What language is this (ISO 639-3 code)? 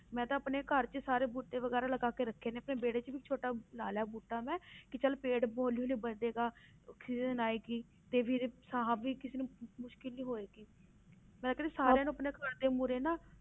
pan